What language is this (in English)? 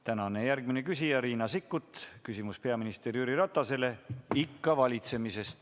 Estonian